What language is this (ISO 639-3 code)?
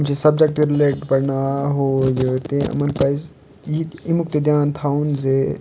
kas